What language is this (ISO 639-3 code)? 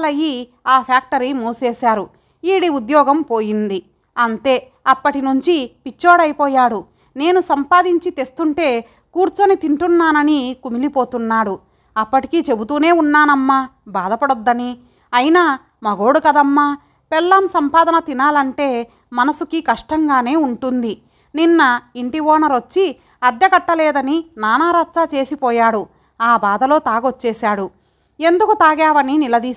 tel